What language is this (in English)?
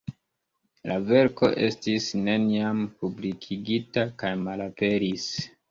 Esperanto